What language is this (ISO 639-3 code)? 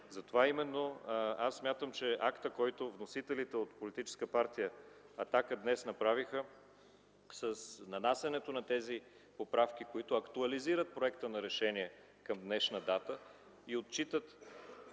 bul